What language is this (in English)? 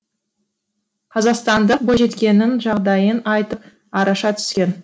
Kazakh